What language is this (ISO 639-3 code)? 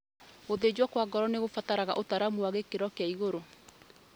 kik